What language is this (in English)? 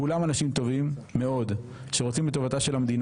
Hebrew